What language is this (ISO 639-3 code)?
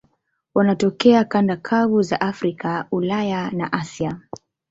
swa